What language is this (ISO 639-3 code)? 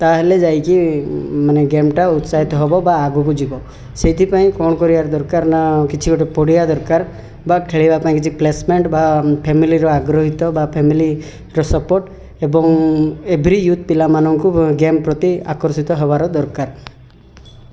ori